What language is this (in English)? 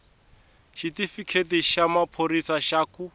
Tsonga